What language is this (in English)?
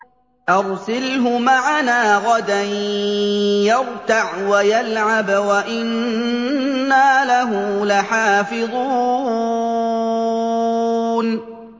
Arabic